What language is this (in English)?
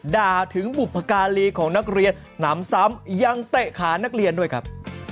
Thai